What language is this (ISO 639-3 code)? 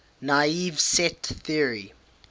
eng